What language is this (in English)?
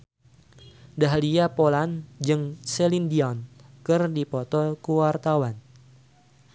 Sundanese